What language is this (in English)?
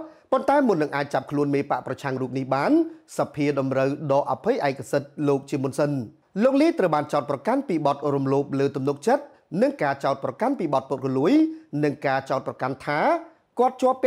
Thai